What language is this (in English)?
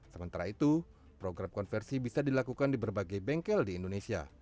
Indonesian